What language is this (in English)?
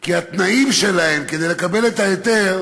Hebrew